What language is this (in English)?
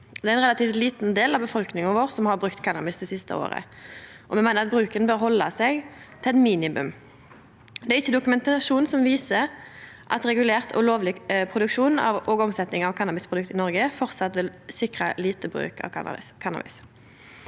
Norwegian